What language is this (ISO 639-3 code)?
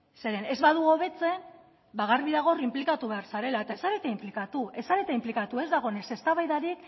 eus